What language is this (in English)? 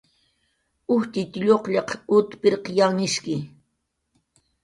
Jaqaru